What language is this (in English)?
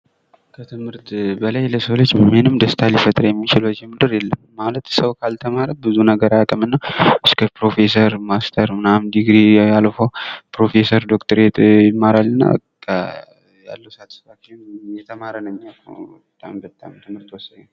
Amharic